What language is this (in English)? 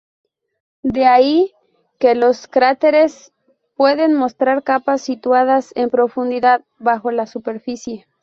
Spanish